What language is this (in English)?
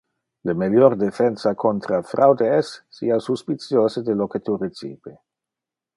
Interlingua